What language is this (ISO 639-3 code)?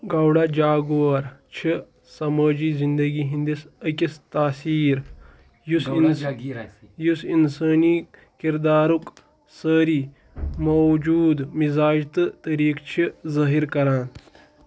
kas